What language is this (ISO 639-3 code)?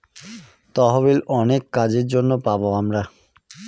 ben